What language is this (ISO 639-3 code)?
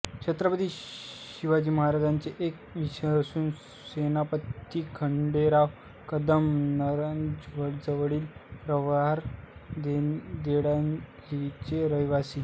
mar